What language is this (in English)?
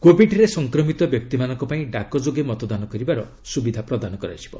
Odia